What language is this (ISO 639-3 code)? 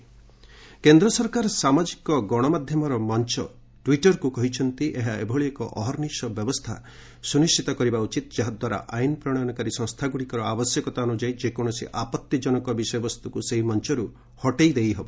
ori